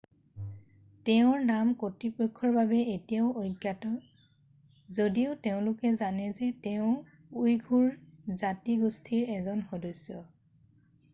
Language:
Assamese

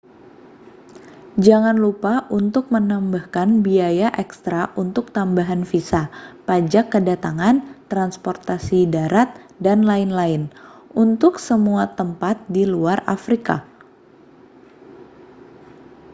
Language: Indonesian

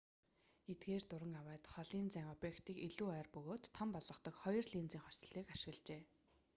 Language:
Mongolian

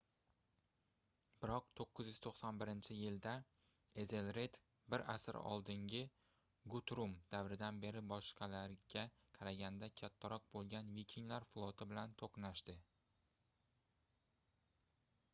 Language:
Uzbek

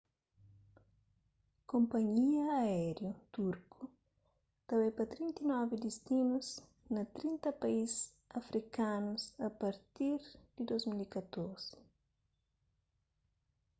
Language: Kabuverdianu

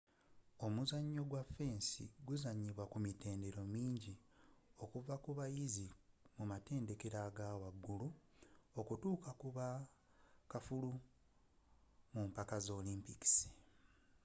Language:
Ganda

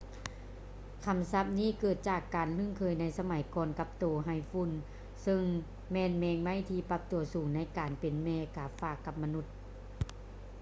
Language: Lao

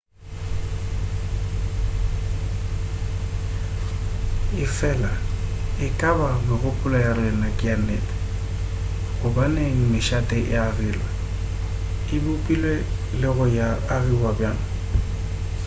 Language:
Northern Sotho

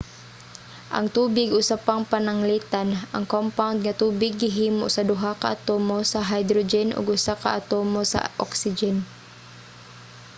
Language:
Cebuano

